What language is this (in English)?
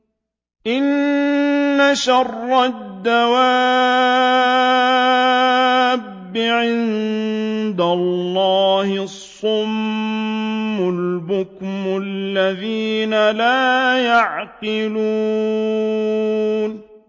Arabic